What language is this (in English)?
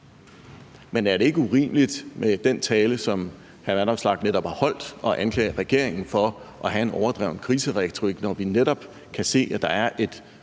Danish